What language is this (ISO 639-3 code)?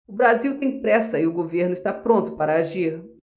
por